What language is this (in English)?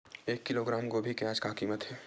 Chhattisgarhi